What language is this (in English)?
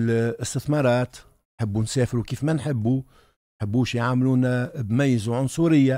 Arabic